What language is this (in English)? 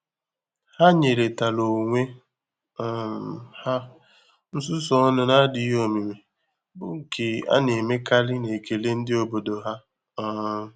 Igbo